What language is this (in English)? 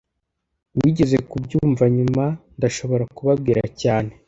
Kinyarwanda